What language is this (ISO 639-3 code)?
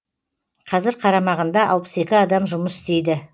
kaz